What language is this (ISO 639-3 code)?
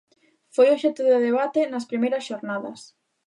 glg